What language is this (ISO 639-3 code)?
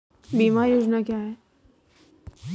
hin